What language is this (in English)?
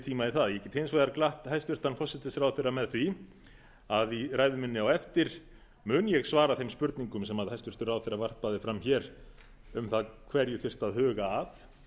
Icelandic